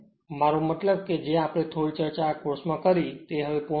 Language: Gujarati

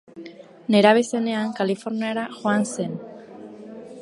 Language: Basque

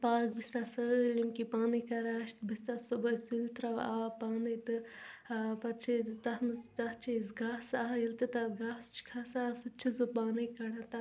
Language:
Kashmiri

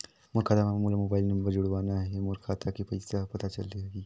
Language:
Chhattisgarhi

